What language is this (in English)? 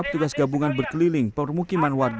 Indonesian